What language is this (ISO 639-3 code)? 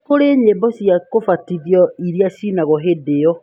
kik